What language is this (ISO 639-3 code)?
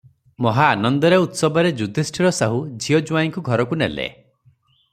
ori